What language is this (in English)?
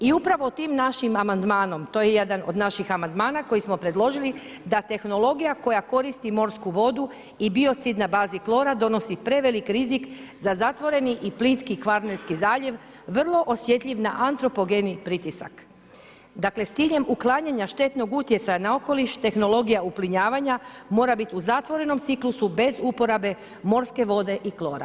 Croatian